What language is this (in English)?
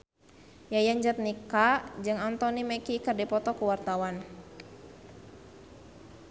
Sundanese